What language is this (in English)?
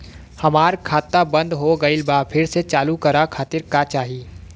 Bhojpuri